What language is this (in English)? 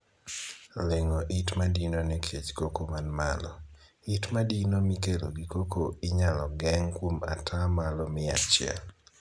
Luo (Kenya and Tanzania)